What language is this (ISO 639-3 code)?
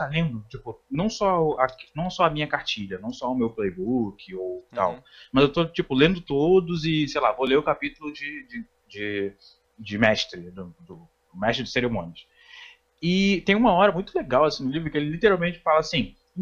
por